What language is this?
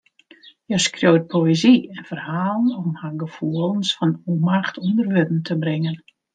Western Frisian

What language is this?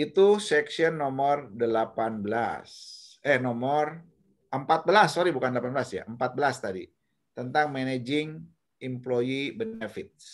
Indonesian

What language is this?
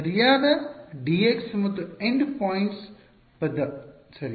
Kannada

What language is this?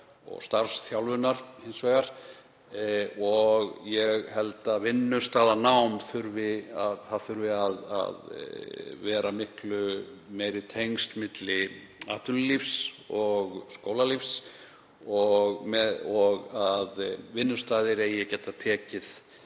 Icelandic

